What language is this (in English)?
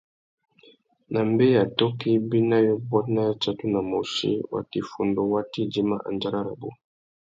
Tuki